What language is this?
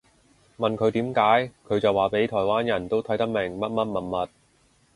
Cantonese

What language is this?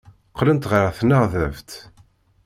Kabyle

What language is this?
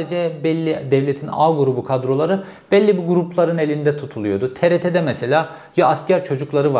Turkish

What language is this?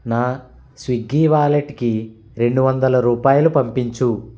Telugu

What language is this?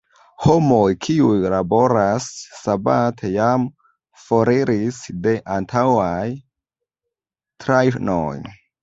Esperanto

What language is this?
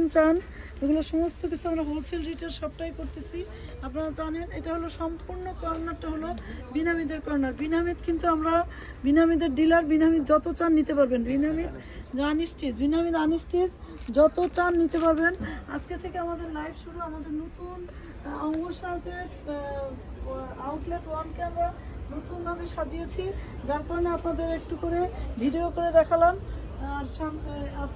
Turkish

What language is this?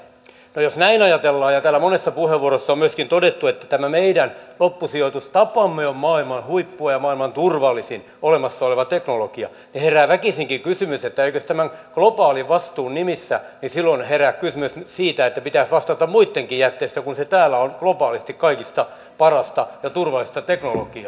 Finnish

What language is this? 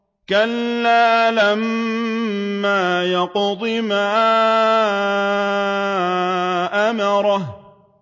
Arabic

